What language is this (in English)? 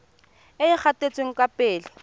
Tswana